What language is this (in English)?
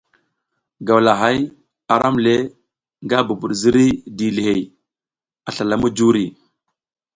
South Giziga